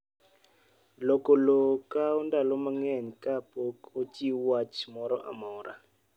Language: Luo (Kenya and Tanzania)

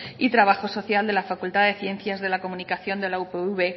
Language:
Spanish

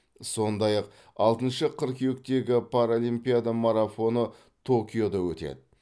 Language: Kazakh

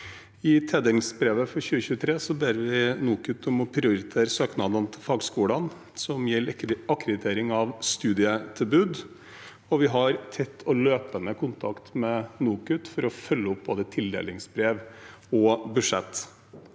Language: Norwegian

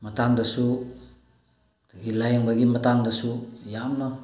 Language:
Manipuri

